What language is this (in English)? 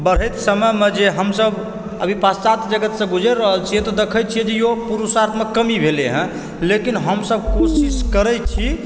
Maithili